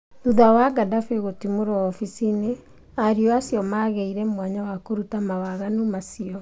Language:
Kikuyu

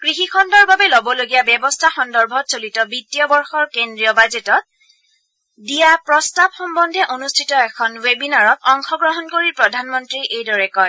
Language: Assamese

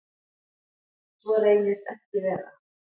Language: Icelandic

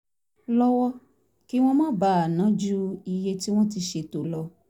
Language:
Yoruba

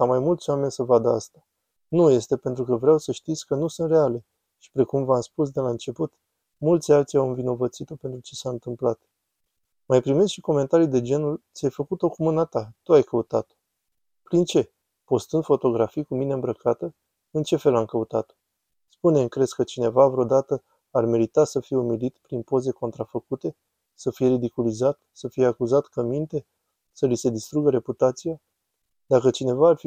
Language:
Romanian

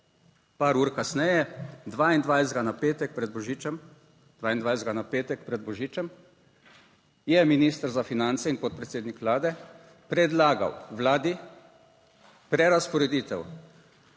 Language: Slovenian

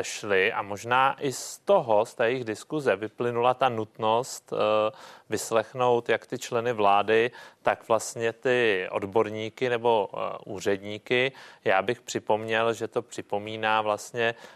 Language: Czech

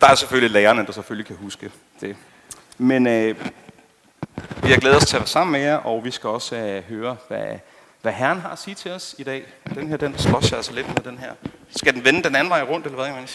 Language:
Danish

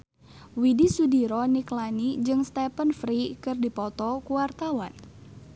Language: Sundanese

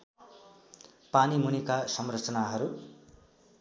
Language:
Nepali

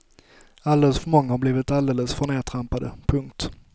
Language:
Swedish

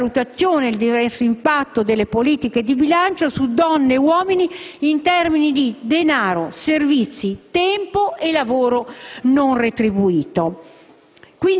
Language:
Italian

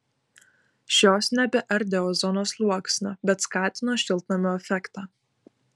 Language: Lithuanian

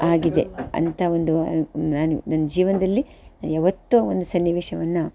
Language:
Kannada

